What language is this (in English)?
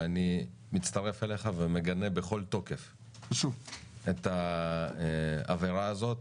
Hebrew